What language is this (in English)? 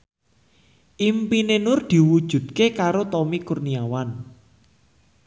Javanese